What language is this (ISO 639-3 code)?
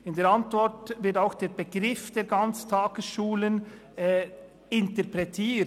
gsw